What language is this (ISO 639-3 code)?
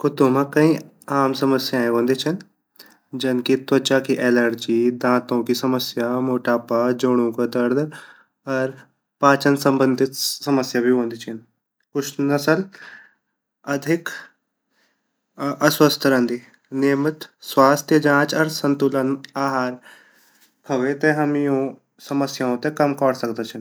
gbm